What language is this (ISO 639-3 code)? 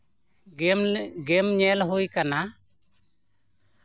sat